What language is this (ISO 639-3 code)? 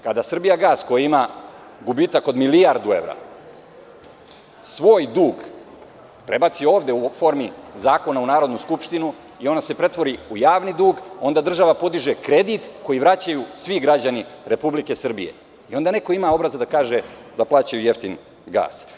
srp